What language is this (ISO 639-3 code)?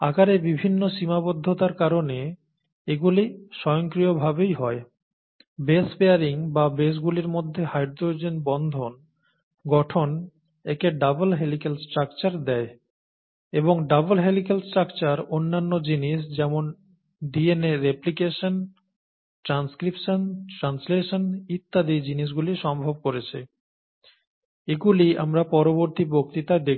ben